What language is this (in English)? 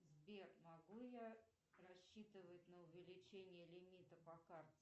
Russian